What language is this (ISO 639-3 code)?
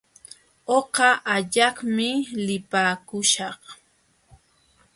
qxw